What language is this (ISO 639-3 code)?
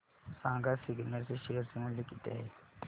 mar